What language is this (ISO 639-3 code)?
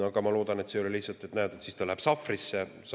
est